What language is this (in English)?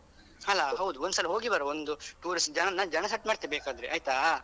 Kannada